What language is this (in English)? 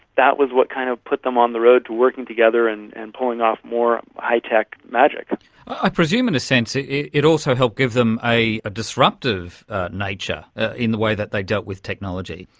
English